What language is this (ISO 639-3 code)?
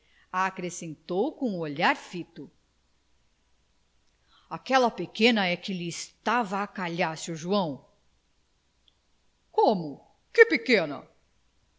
por